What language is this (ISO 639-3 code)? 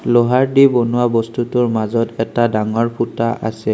asm